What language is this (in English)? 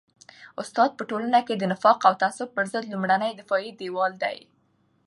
Pashto